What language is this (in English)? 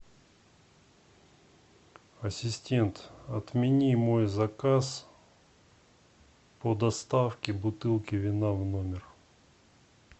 Russian